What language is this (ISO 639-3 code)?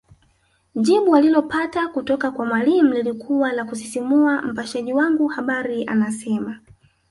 swa